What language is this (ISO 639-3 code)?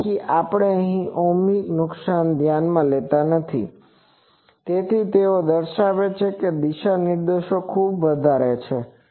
guj